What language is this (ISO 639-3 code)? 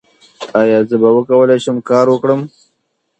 pus